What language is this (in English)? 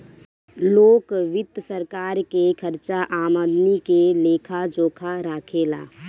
Bhojpuri